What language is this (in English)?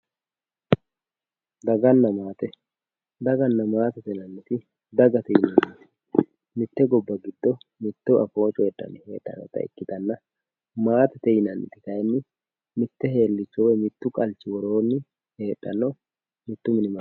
Sidamo